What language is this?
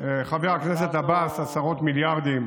Hebrew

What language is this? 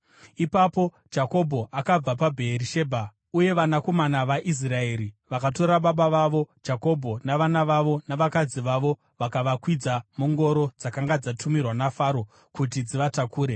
Shona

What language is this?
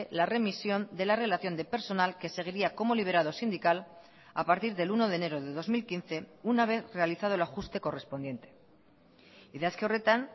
Spanish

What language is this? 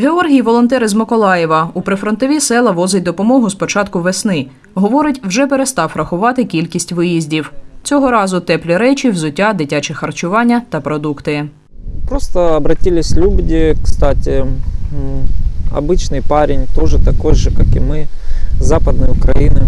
Ukrainian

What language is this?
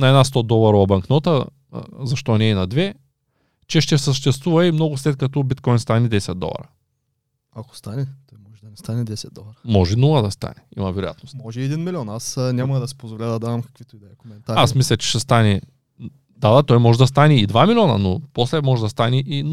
Bulgarian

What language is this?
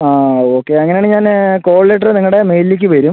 Malayalam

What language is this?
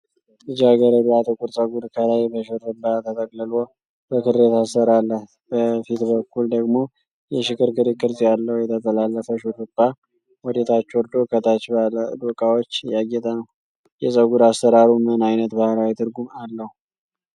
Amharic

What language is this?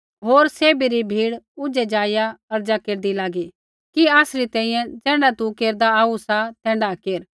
Kullu Pahari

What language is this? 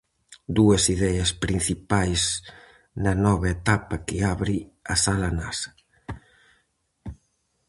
Galician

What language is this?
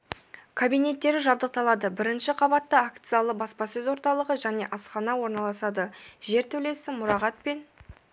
Kazakh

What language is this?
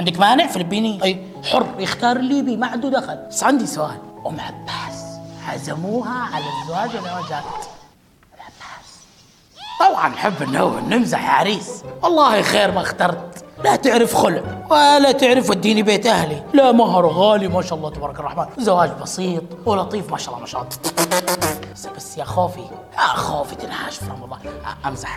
Arabic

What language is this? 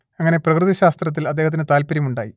Malayalam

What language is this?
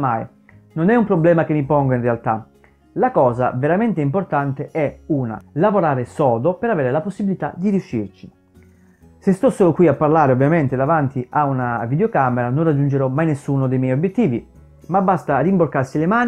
Italian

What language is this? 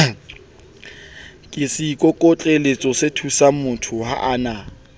Southern Sotho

